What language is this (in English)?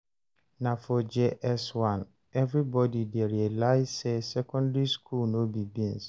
Nigerian Pidgin